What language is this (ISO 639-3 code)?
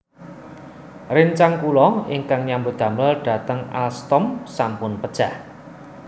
jav